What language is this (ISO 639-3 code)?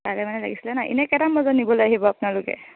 asm